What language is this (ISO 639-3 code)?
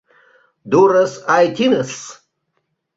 chm